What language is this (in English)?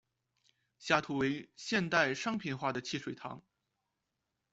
Chinese